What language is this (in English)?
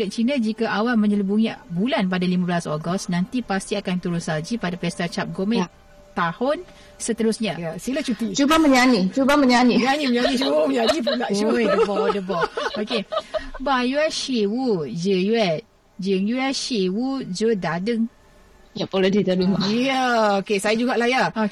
Malay